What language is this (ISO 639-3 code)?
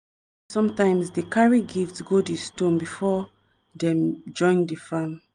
pcm